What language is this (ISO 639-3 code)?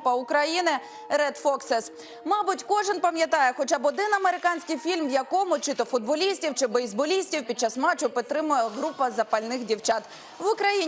ukr